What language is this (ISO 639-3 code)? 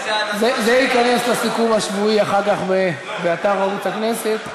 heb